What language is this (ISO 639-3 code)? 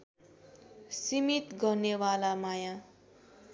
nep